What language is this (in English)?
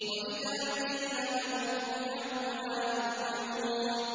Arabic